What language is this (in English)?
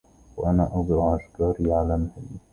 Arabic